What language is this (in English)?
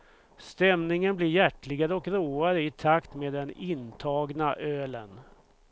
Swedish